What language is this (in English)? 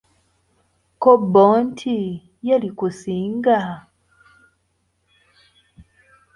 Ganda